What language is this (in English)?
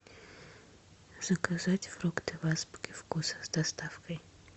Russian